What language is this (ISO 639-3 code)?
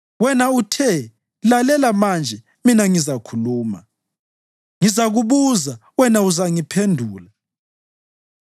nde